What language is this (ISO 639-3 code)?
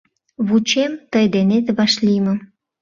chm